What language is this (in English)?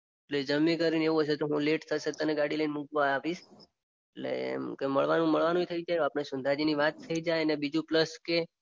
Gujarati